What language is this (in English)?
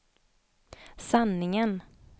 Swedish